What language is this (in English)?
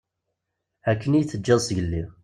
Kabyle